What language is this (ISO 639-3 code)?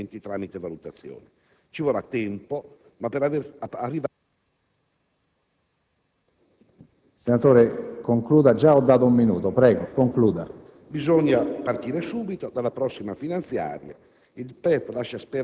ita